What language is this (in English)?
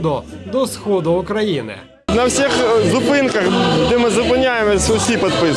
Ukrainian